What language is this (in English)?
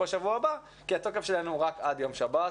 Hebrew